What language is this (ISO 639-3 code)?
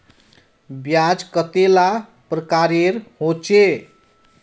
mag